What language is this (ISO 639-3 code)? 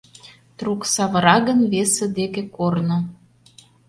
chm